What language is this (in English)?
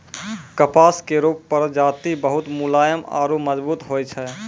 Maithili